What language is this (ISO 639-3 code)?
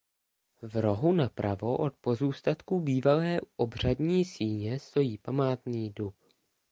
ces